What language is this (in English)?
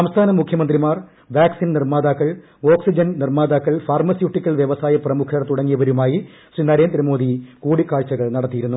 Malayalam